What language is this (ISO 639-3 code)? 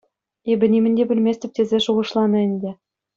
chv